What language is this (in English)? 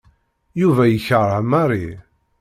Kabyle